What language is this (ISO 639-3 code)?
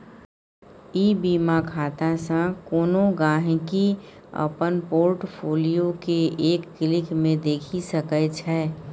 mai